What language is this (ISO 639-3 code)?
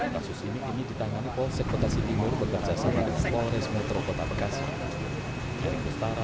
ind